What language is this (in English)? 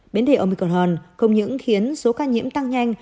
Vietnamese